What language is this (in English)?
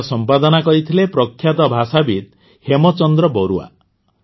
Odia